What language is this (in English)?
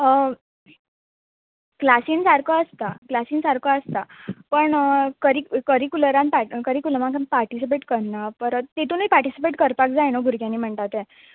Konkani